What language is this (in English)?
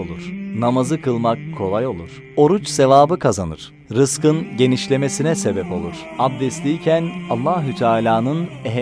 Turkish